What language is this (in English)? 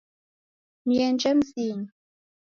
Taita